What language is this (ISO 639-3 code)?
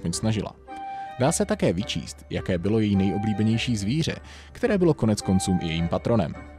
ces